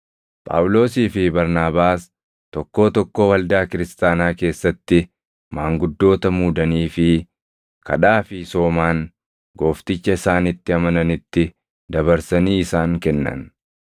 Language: Oromo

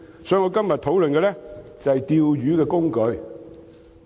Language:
Cantonese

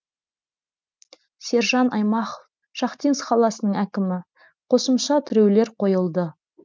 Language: Kazakh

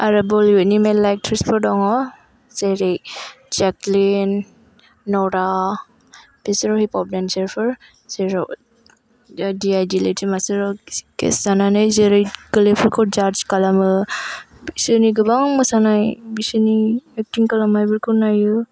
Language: Bodo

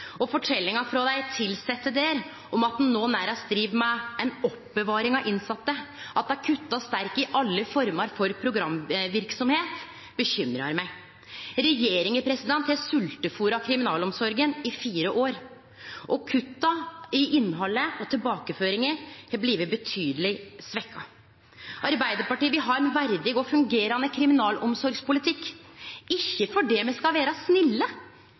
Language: Norwegian Nynorsk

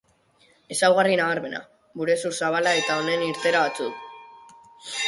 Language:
Basque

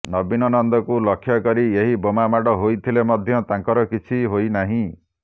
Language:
Odia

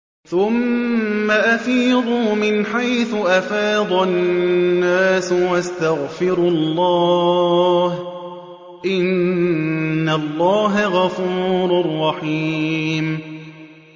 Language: Arabic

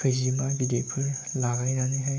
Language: Bodo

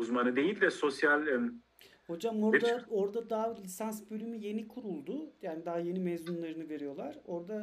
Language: Turkish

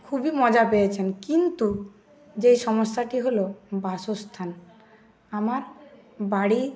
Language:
Bangla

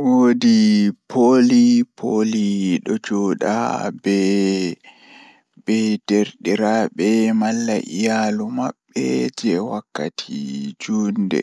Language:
Fula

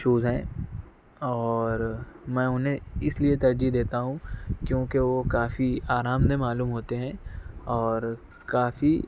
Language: Urdu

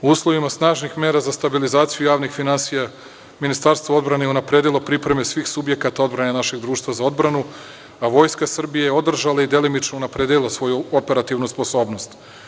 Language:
Serbian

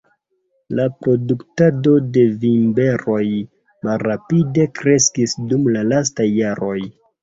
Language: Esperanto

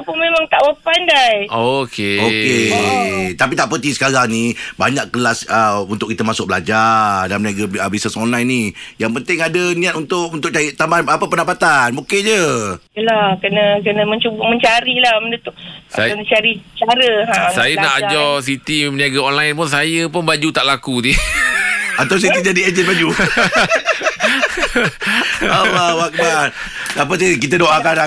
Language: Malay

